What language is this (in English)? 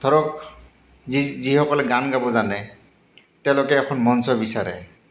Assamese